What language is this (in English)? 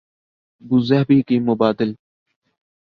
Urdu